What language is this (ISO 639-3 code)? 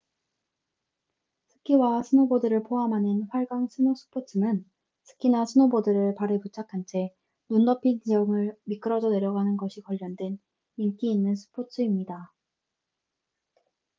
kor